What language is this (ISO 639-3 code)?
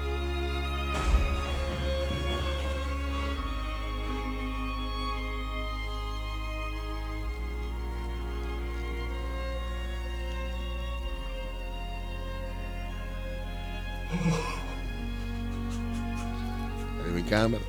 ita